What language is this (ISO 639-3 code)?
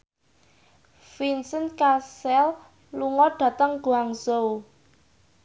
jav